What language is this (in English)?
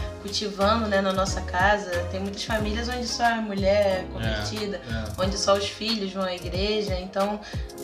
Portuguese